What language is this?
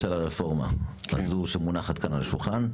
Hebrew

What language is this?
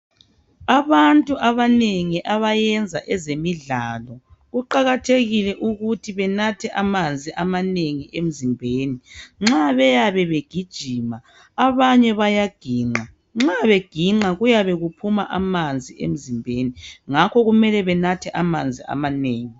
North Ndebele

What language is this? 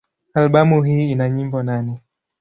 Swahili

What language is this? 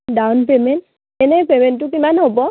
Assamese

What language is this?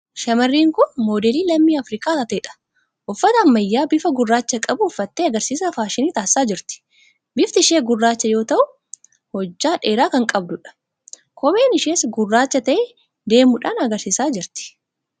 Oromo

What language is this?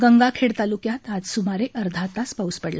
Marathi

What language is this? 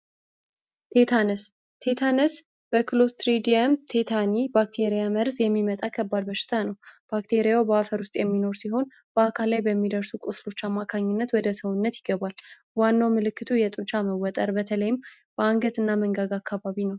Amharic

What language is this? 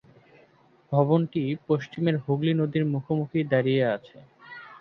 Bangla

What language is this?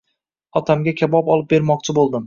Uzbek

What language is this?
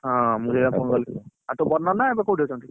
Odia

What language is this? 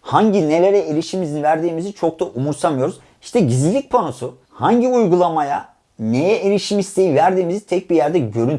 Turkish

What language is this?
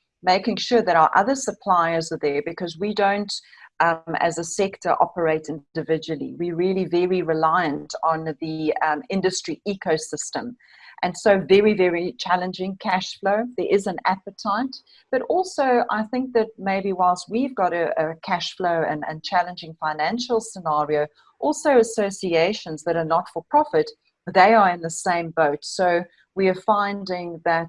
English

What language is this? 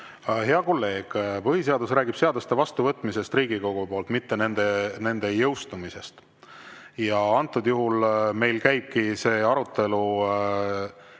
Estonian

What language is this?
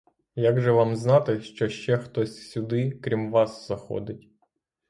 Ukrainian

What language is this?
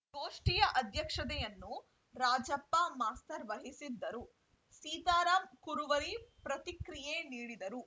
Kannada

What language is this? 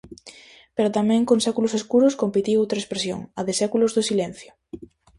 Galician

